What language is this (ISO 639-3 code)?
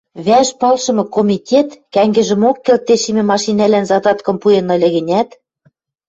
mrj